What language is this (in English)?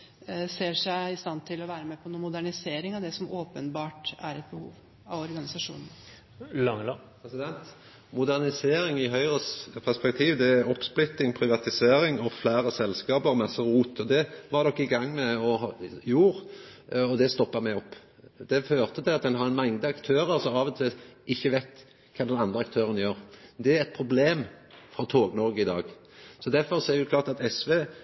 Norwegian